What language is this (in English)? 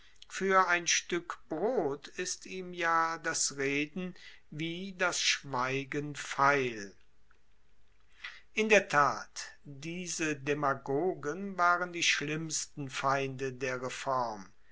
German